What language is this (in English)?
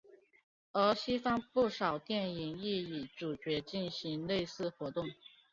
Chinese